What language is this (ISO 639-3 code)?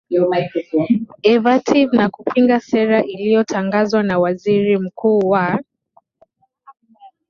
swa